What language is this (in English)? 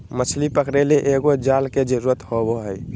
Magahi